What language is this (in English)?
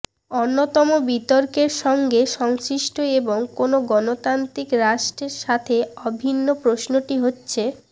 Bangla